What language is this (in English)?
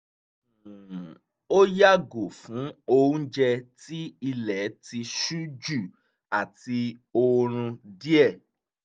Yoruba